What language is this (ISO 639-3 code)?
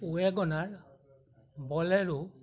asm